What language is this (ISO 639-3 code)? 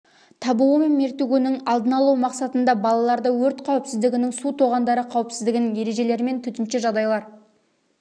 kaz